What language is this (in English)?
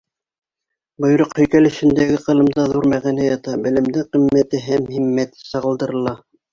Bashkir